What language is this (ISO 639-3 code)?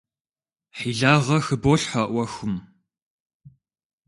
kbd